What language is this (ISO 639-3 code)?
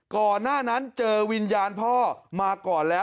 tha